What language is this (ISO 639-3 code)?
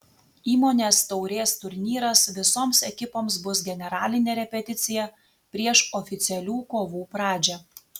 lit